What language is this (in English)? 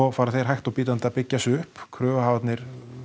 Icelandic